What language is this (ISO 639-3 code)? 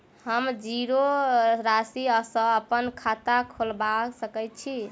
mai